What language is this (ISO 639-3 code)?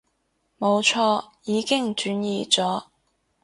yue